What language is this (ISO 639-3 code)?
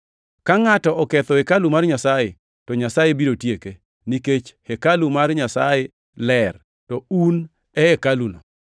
luo